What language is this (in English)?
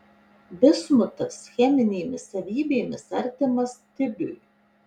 Lithuanian